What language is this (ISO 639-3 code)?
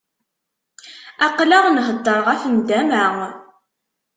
kab